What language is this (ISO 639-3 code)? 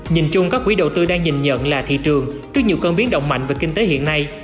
vie